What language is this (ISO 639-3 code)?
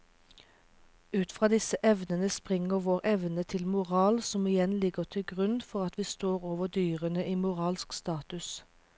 nor